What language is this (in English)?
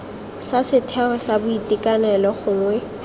Tswana